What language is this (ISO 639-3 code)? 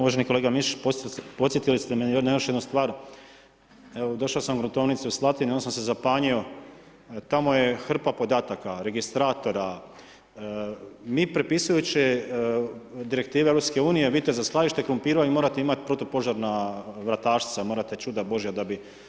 hrv